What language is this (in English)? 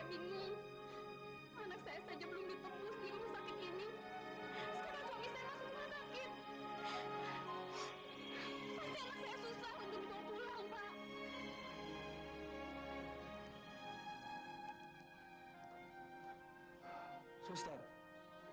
Indonesian